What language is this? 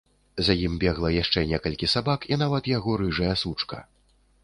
Belarusian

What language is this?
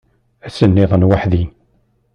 Kabyle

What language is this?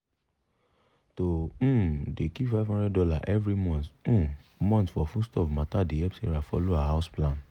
Nigerian Pidgin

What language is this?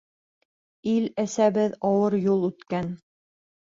Bashkir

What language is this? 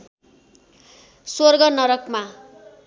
Nepali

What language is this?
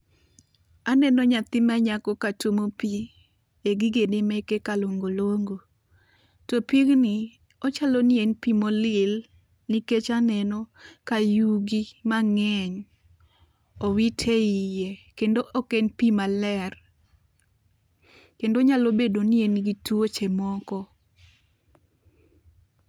Luo (Kenya and Tanzania)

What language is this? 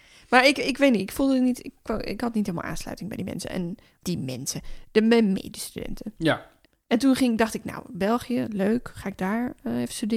Dutch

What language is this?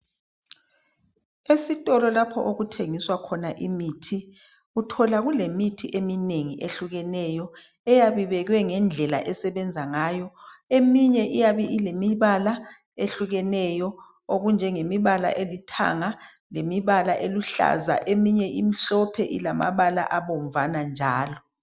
North Ndebele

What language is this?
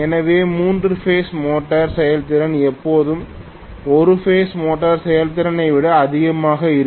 Tamil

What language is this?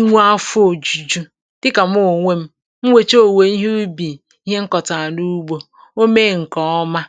Igbo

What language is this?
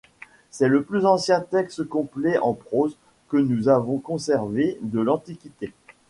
French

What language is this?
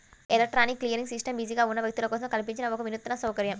Telugu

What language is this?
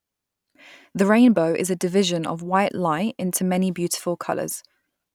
English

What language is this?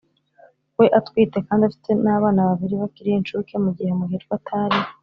Kinyarwanda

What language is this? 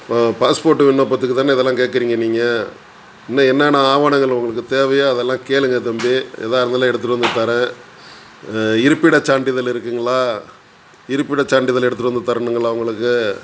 Tamil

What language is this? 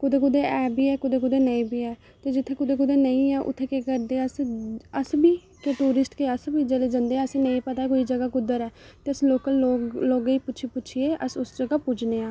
Dogri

